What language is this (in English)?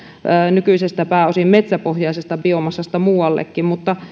Finnish